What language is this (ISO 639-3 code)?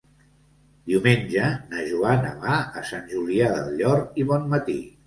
cat